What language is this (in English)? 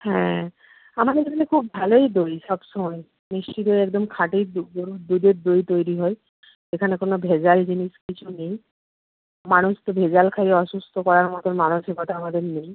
Bangla